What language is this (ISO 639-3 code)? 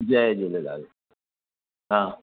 snd